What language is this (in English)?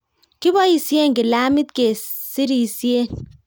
Kalenjin